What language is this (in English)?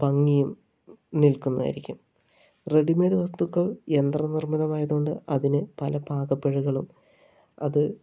Malayalam